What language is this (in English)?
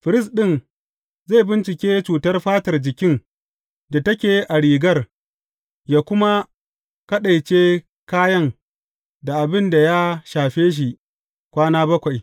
Hausa